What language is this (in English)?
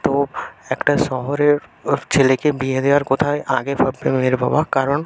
Bangla